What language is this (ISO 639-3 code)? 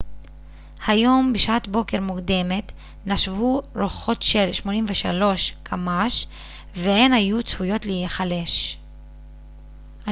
heb